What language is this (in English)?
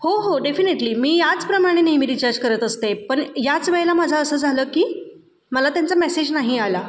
Marathi